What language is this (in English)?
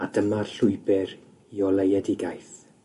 Welsh